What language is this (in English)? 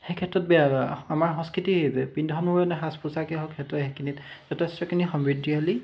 Assamese